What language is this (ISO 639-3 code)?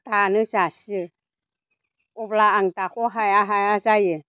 brx